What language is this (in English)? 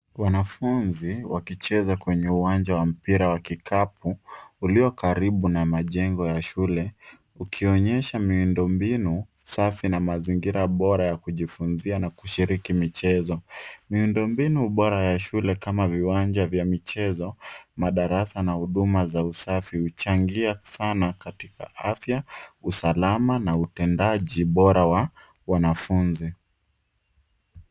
Swahili